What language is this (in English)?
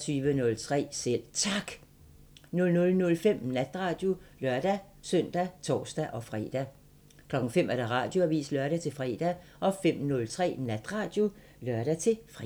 Danish